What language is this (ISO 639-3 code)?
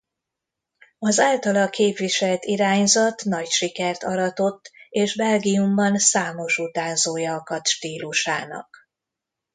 hun